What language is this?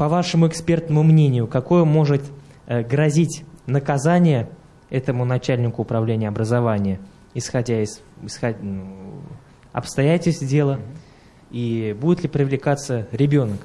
Russian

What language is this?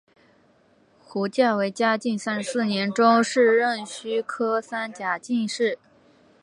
Chinese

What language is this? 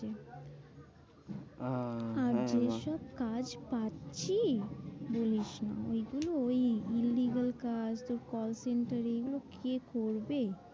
Bangla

